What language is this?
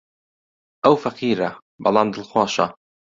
Central Kurdish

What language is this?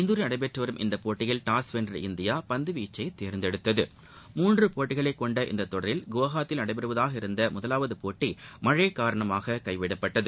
Tamil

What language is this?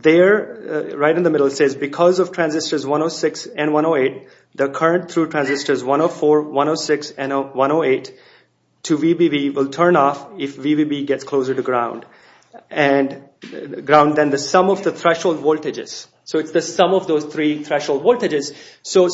English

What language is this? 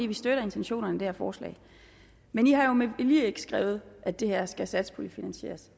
Danish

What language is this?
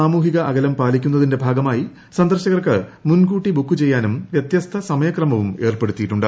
Malayalam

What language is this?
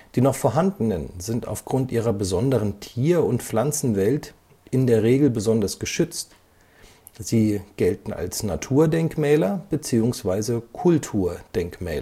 German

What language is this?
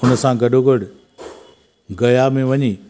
Sindhi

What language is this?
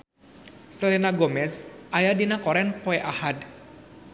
Sundanese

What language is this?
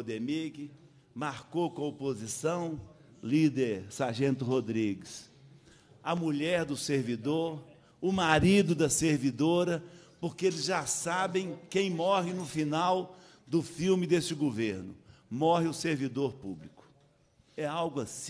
Portuguese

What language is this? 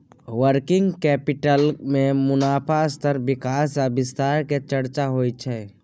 Maithili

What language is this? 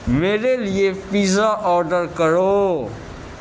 Urdu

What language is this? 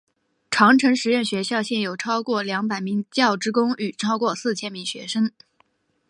Chinese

